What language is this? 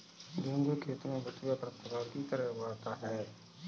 Hindi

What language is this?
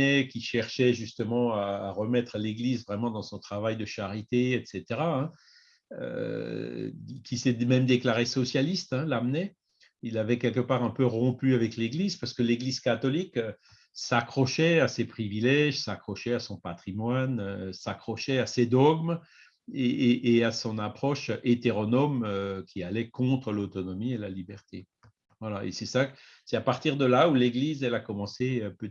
French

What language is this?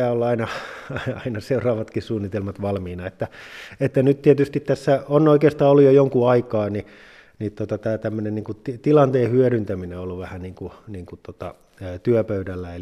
Finnish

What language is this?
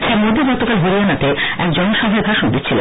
Bangla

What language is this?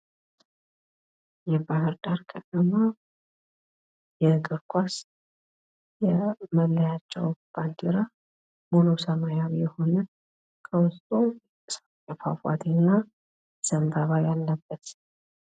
Amharic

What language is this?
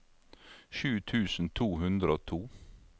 Norwegian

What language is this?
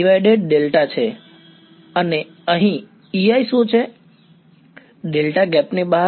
Gujarati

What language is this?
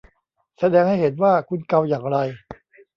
Thai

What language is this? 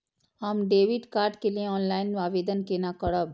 Maithili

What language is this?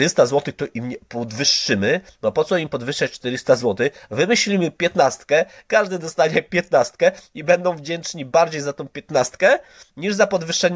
Polish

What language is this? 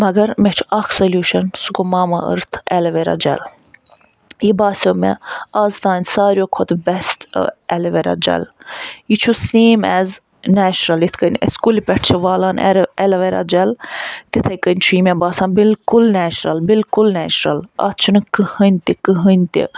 Kashmiri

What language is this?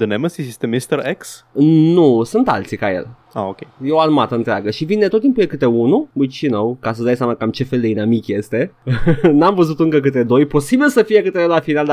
Romanian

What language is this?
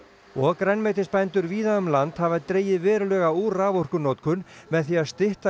Icelandic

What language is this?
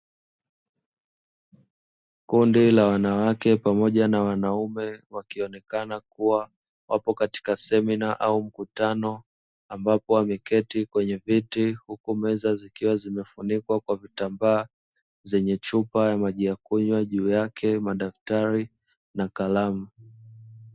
Swahili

